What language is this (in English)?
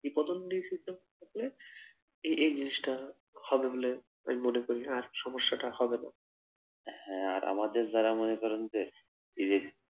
Bangla